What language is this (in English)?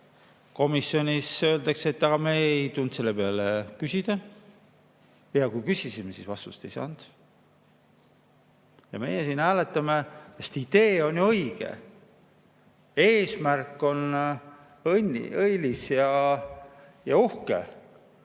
Estonian